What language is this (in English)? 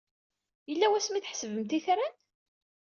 Kabyle